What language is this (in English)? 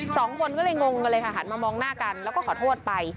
Thai